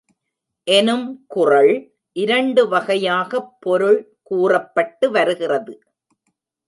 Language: Tamil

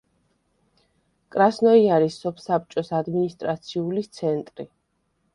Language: Georgian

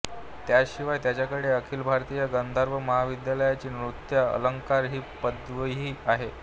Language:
Marathi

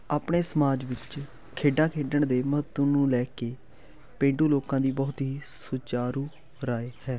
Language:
Punjabi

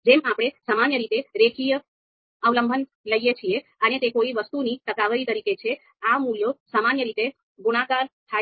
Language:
Gujarati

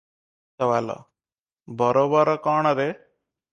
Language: Odia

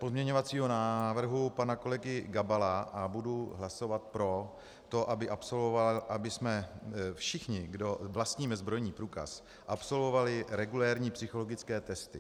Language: Czech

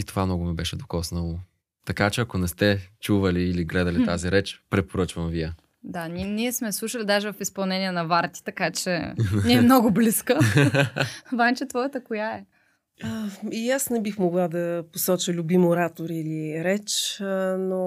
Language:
Bulgarian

